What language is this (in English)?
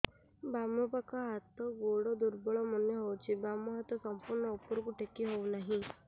Odia